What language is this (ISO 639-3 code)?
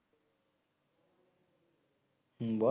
ben